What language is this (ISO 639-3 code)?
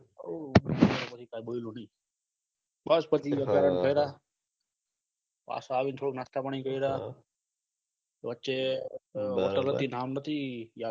guj